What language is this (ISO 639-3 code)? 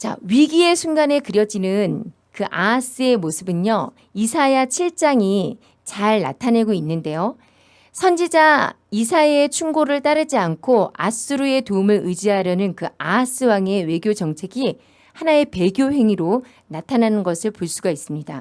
kor